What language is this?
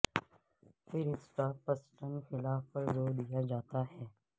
Urdu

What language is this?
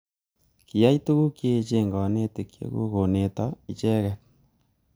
Kalenjin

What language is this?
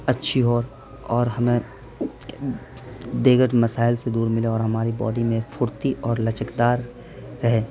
Urdu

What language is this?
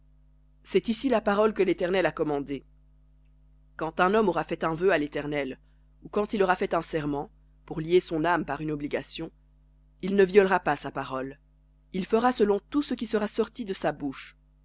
French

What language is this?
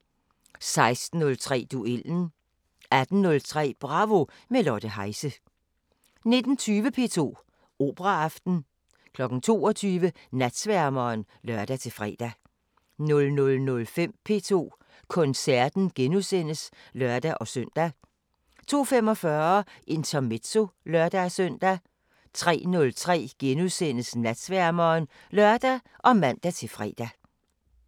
Danish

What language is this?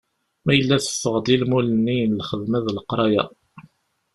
Kabyle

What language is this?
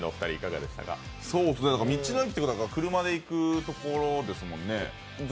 Japanese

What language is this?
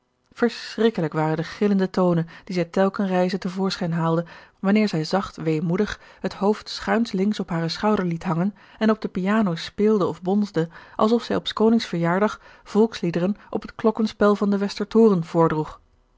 Dutch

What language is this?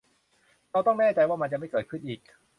Thai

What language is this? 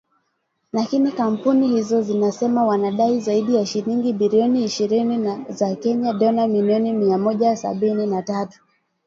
Swahili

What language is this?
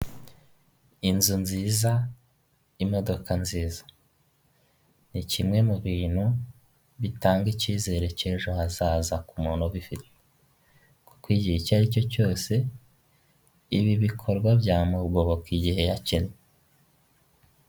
Kinyarwanda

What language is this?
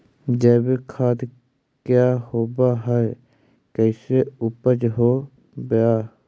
Magahi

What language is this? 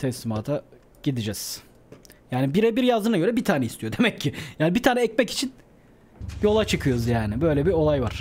Turkish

